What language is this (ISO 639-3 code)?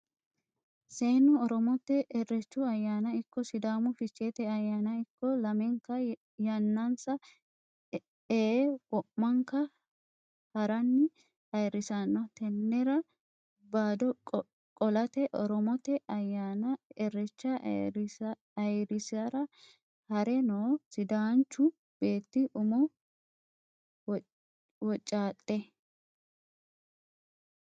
sid